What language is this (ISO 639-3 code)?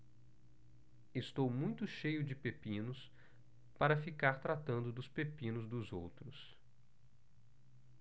por